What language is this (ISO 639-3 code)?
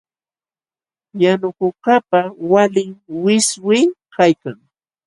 qxw